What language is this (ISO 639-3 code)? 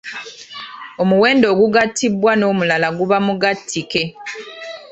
lug